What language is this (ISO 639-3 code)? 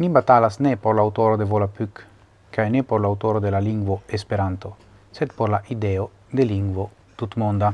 ita